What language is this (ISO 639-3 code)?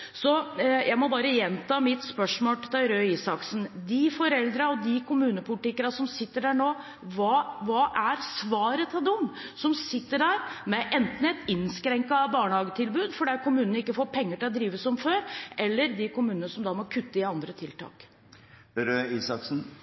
nob